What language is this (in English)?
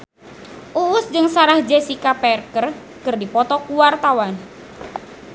Sundanese